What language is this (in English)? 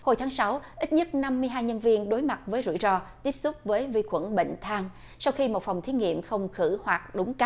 Vietnamese